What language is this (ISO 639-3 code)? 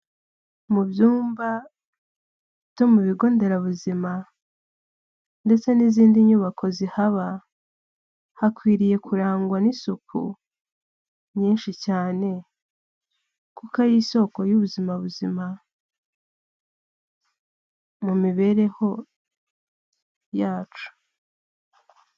kin